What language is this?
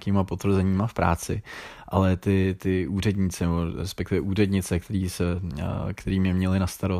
Czech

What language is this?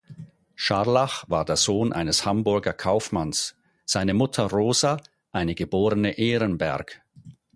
German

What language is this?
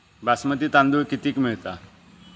Marathi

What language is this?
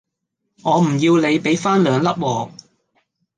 Cantonese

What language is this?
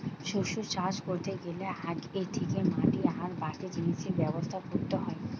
Bangla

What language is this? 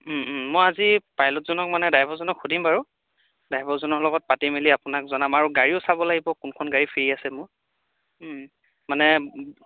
Assamese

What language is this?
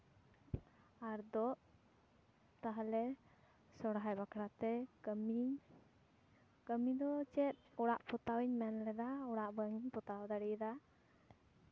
Santali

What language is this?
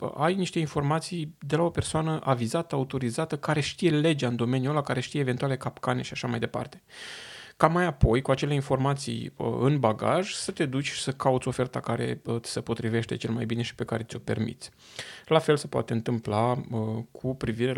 Romanian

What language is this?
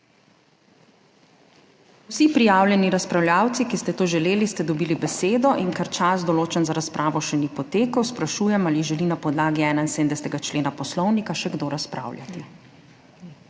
Slovenian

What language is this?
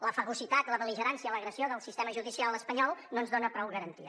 Catalan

